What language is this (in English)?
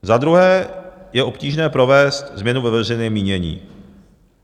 Czech